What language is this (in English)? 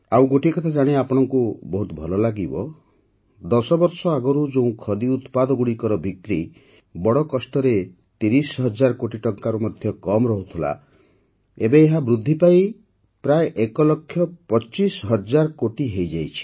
Odia